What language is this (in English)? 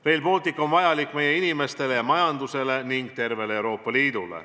Estonian